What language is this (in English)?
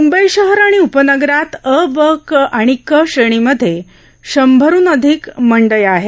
Marathi